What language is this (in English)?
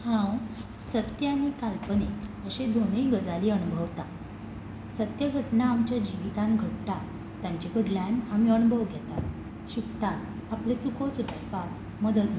Konkani